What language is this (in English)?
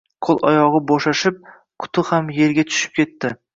Uzbek